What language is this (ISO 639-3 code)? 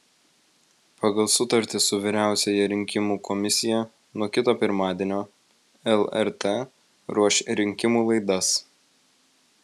lit